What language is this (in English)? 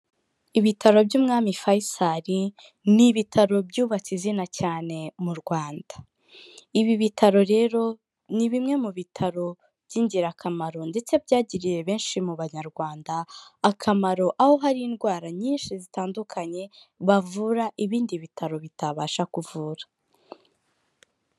Kinyarwanda